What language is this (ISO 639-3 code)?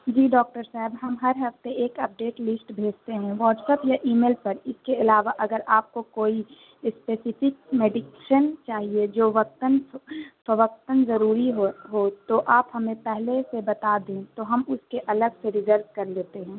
urd